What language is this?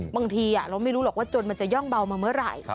Thai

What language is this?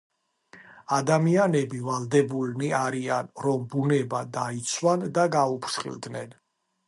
Georgian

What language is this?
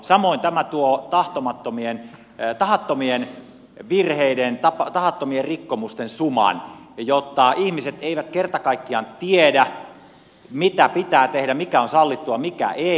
Finnish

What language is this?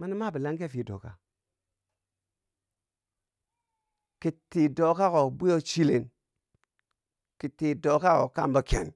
Bangwinji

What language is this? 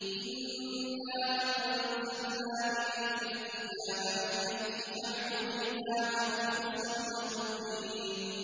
Arabic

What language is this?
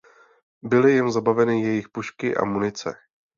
Czech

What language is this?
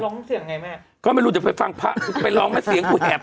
Thai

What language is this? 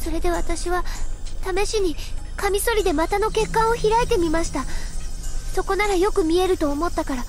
Japanese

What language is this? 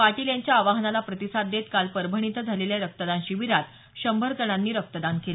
Marathi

